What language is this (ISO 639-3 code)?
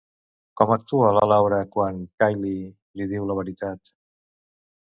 cat